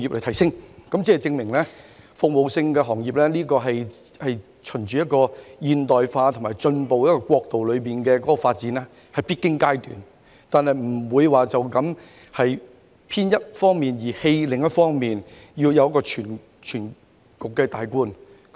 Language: Cantonese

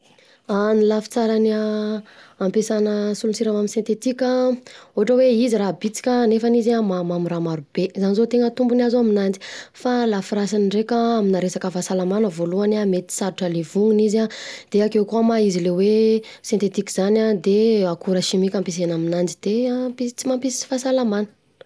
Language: Southern Betsimisaraka Malagasy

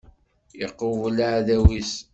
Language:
Kabyle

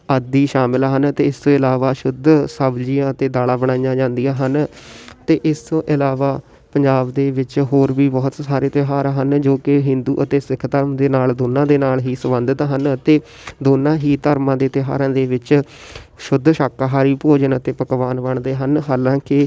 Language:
Punjabi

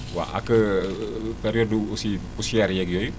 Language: Wolof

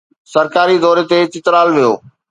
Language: Sindhi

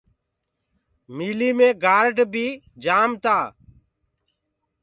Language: Gurgula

